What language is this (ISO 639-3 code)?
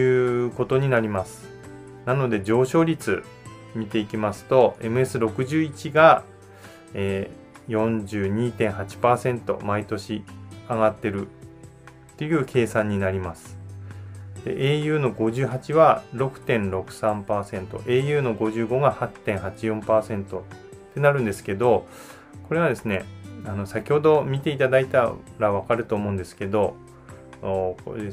jpn